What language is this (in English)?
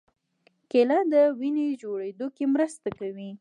Pashto